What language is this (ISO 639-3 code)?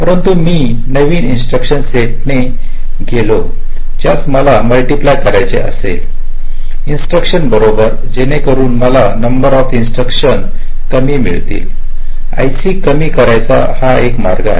mar